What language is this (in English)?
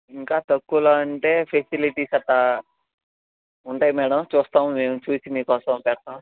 Telugu